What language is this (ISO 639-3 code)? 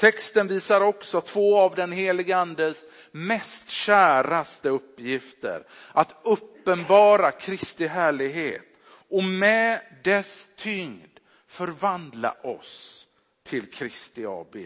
swe